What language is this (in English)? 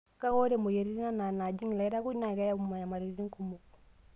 Masai